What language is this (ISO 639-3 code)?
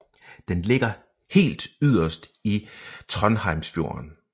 dan